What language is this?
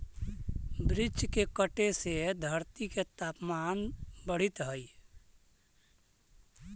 Magahi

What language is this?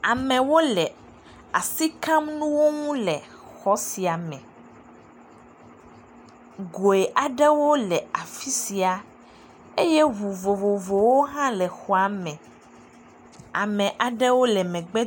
Ewe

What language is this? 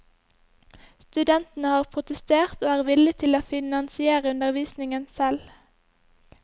Norwegian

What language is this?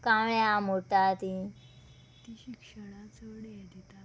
Konkani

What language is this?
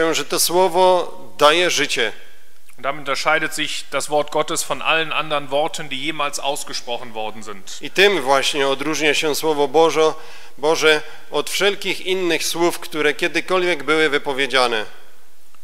Polish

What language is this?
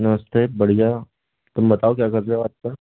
Hindi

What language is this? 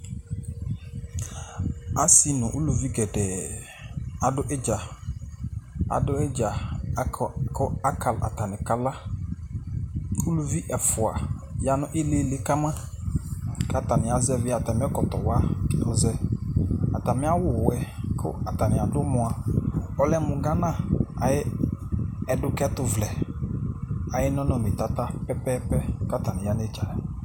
Ikposo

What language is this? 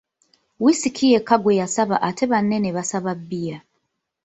Ganda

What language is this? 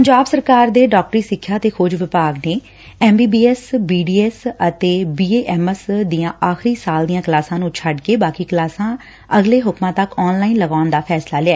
Punjabi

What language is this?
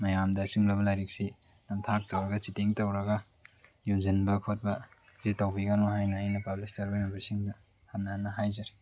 Manipuri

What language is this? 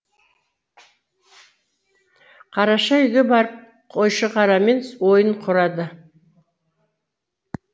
Kazakh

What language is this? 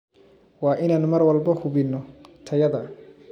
Somali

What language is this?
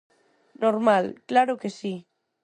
Galician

